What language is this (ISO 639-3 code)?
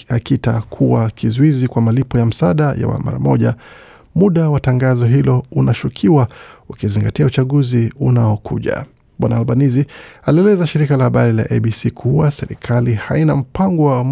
swa